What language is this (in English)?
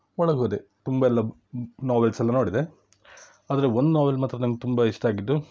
Kannada